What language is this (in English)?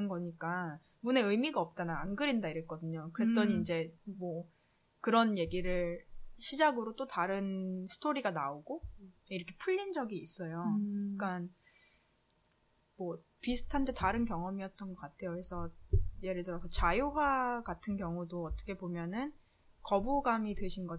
Korean